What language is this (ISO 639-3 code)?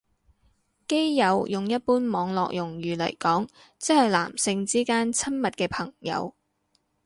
yue